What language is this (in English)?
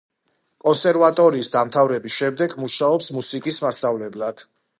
Georgian